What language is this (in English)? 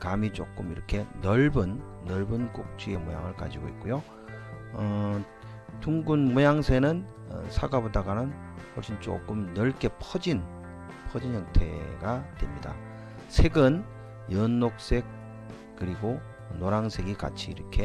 Korean